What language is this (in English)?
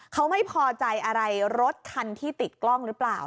Thai